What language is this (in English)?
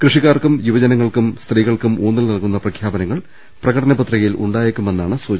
Malayalam